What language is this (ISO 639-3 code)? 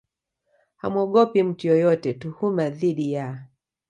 swa